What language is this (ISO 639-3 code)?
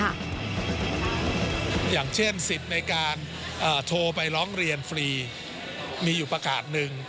tha